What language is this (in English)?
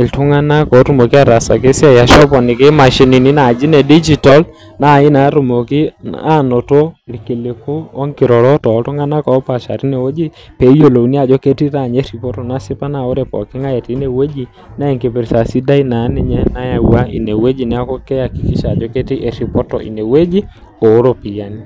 Masai